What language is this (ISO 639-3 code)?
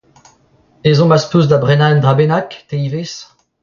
bre